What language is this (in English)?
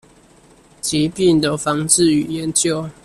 Chinese